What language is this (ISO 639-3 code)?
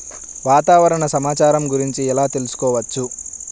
tel